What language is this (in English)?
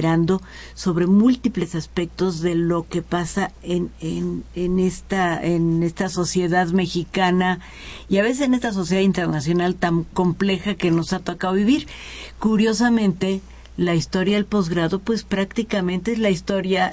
Spanish